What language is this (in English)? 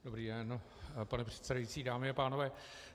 Czech